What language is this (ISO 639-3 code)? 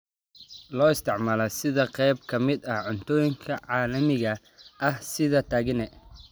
som